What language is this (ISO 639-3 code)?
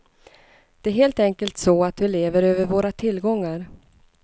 swe